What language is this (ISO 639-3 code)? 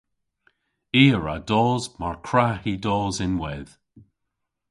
cor